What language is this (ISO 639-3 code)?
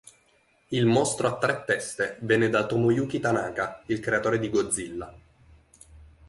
ita